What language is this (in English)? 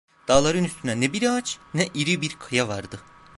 Turkish